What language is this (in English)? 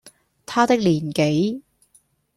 Cantonese